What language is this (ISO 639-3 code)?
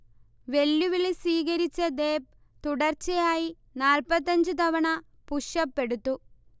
mal